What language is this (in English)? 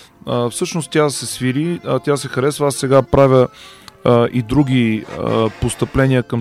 Bulgarian